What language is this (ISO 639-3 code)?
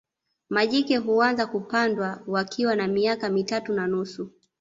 swa